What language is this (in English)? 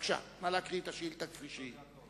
Hebrew